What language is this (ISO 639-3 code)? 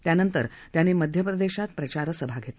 mar